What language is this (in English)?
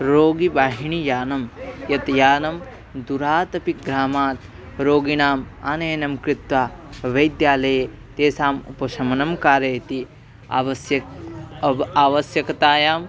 Sanskrit